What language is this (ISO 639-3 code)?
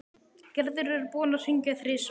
isl